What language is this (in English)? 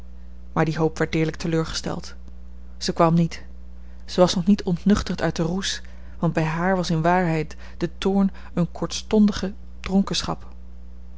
Dutch